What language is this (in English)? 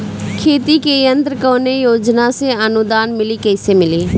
Bhojpuri